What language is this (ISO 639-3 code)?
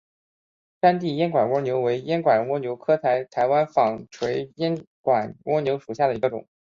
zho